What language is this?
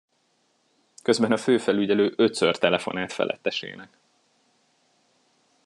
Hungarian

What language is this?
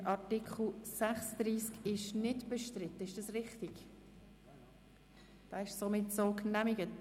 Swiss German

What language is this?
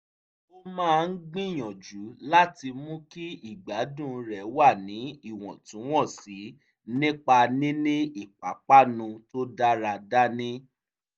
Yoruba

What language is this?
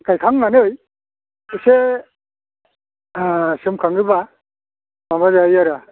Bodo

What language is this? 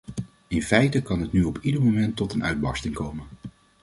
Dutch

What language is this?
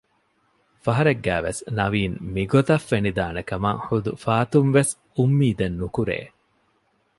Divehi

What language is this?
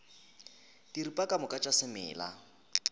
Northern Sotho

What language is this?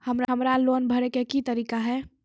Maithili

